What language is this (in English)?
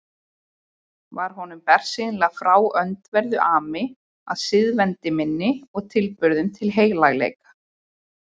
Icelandic